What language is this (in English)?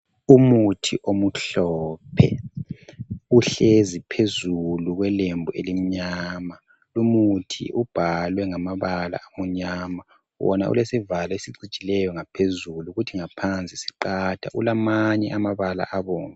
North Ndebele